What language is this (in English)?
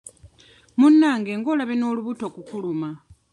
Ganda